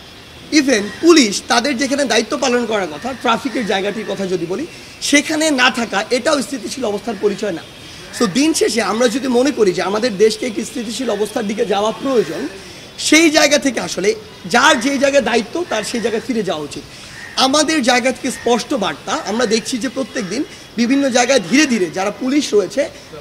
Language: Bangla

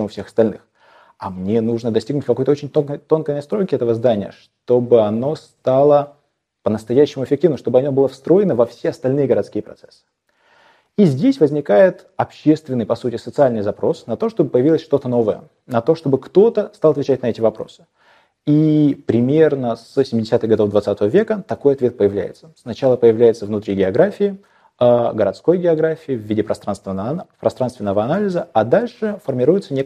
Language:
Russian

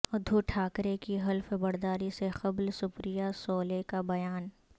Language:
Urdu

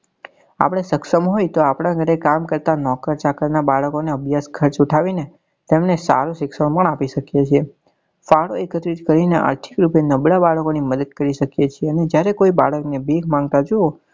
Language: Gujarati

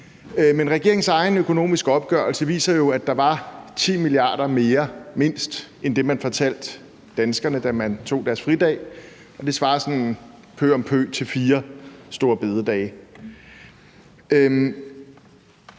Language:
Danish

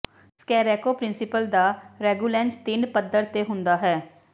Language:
Punjabi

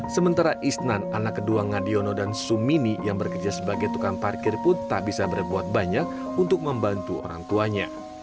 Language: Indonesian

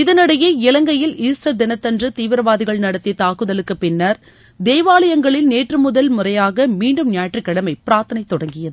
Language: Tamil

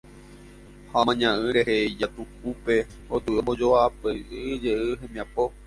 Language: Guarani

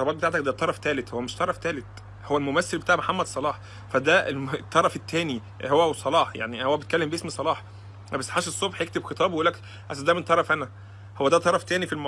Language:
Arabic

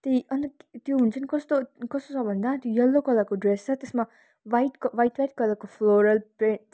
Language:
Nepali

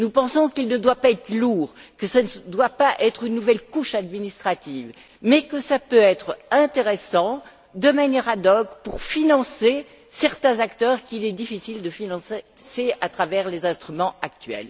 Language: French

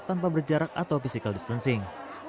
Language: Indonesian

